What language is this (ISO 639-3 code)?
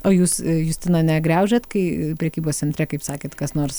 lit